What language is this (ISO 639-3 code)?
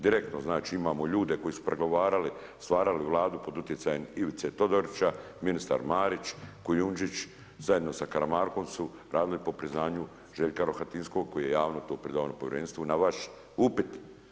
hrv